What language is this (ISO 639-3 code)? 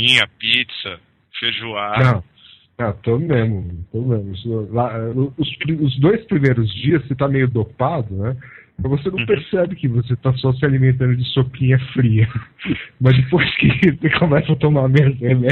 por